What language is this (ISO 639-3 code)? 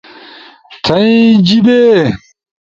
ush